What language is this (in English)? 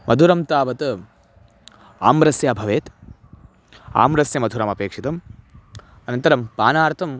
Sanskrit